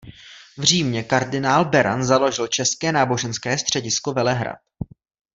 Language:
Czech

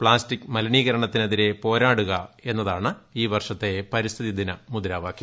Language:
Malayalam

